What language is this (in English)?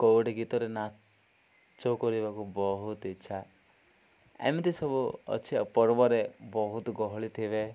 Odia